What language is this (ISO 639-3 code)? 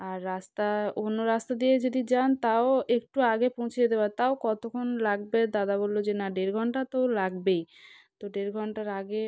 ben